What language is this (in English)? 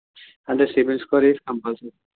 Telugu